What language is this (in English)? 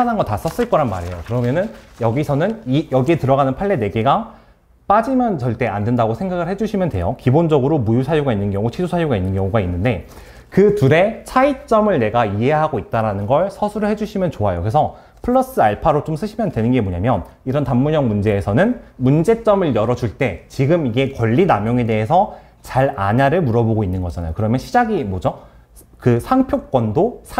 Korean